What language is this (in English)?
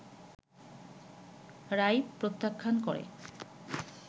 Bangla